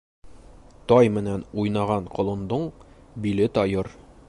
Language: Bashkir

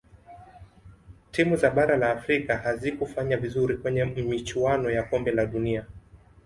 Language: Swahili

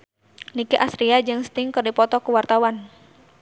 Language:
Sundanese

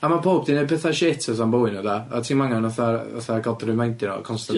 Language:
Welsh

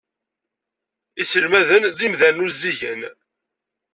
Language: Kabyle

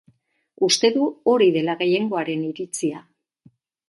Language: Basque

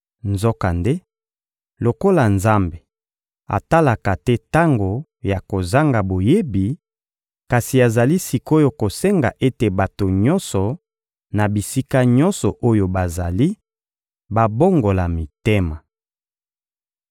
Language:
Lingala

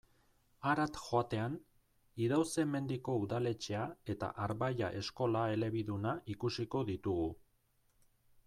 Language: Basque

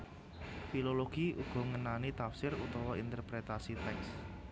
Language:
Javanese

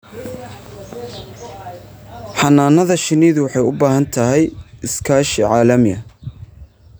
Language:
Somali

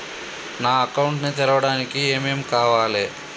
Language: Telugu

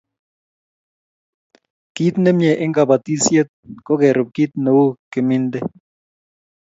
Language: Kalenjin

